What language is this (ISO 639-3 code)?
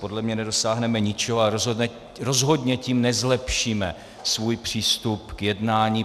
ces